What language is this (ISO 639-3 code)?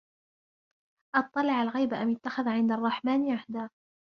ara